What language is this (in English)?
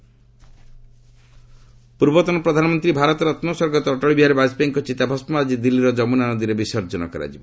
Odia